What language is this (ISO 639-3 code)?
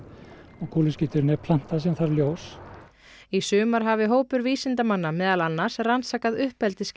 isl